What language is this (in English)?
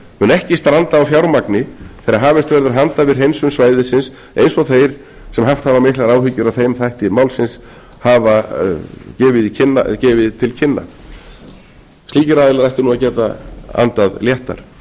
Icelandic